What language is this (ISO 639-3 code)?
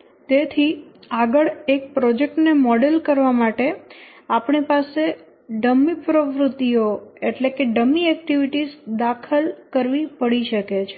guj